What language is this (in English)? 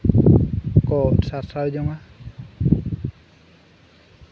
Santali